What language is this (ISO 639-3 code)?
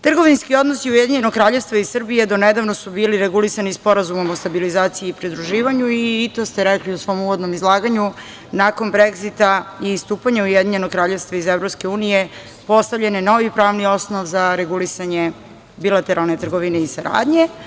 srp